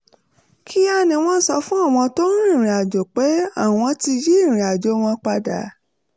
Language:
Yoruba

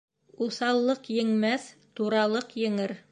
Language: Bashkir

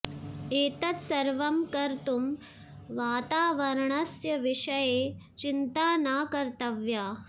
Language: Sanskrit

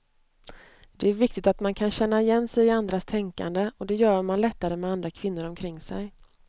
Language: Swedish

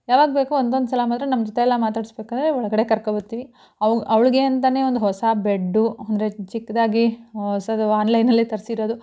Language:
Kannada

